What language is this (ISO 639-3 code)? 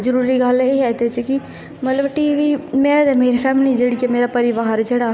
doi